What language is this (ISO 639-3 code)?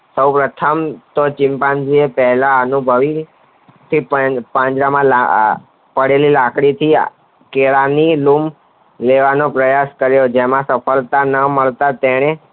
guj